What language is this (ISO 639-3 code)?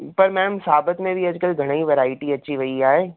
snd